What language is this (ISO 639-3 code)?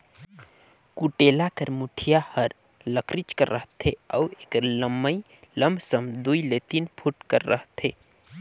hne